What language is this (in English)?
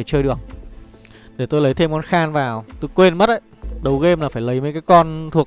Vietnamese